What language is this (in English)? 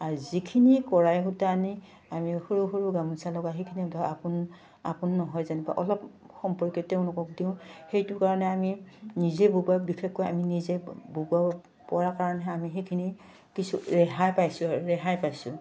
Assamese